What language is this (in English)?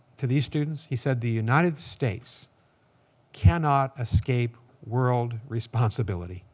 English